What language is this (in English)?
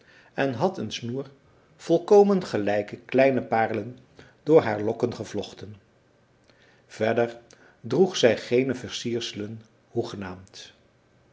Dutch